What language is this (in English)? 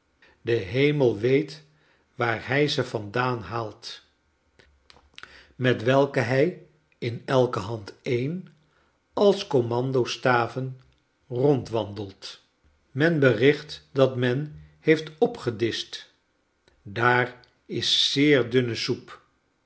Dutch